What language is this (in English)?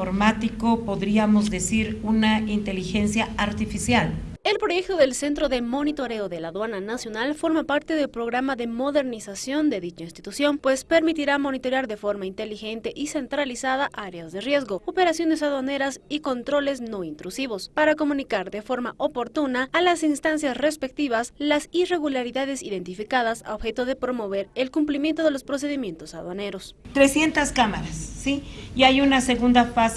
Spanish